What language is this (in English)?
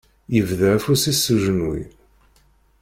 Kabyle